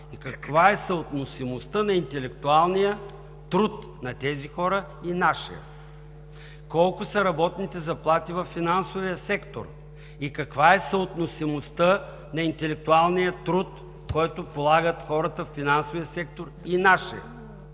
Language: Bulgarian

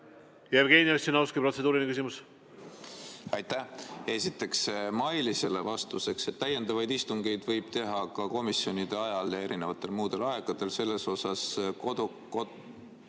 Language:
Estonian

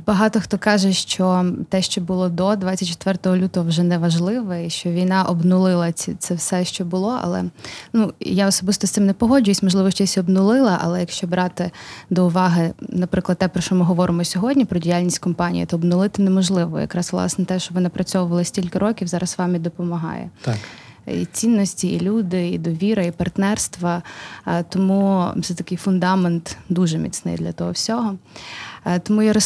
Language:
Ukrainian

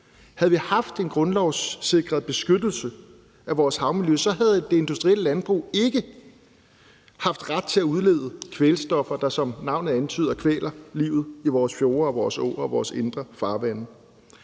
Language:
Danish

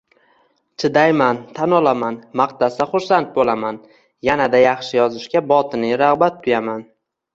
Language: Uzbek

